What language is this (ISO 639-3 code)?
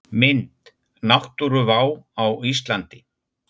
isl